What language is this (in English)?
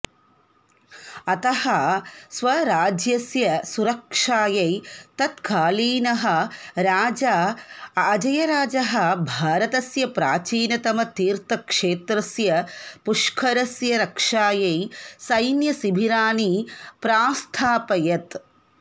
Sanskrit